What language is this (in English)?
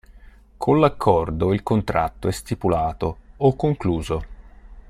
Italian